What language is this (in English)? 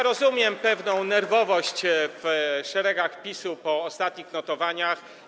Polish